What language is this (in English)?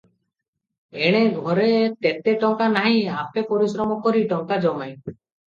Odia